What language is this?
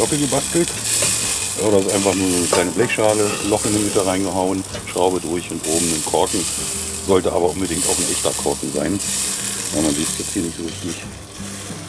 German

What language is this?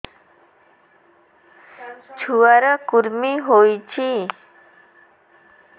Odia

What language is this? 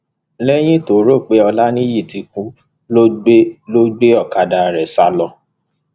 Yoruba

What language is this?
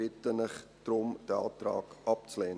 Swiss German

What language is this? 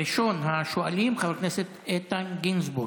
Hebrew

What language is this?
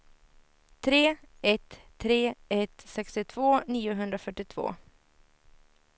Swedish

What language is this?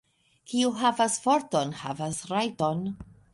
Esperanto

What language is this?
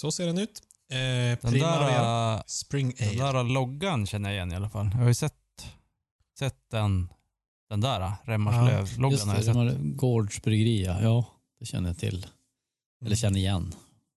Swedish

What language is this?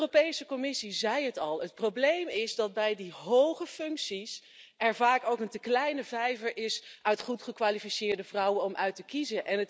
Dutch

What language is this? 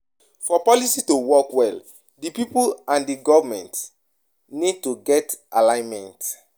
Nigerian Pidgin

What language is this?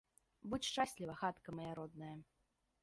Belarusian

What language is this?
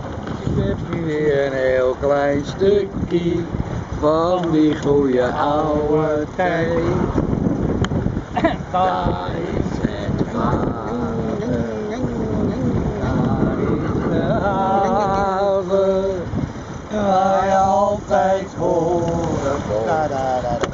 Dutch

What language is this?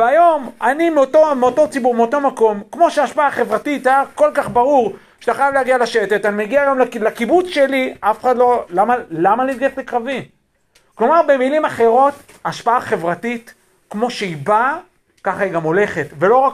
Hebrew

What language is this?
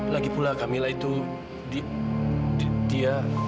Indonesian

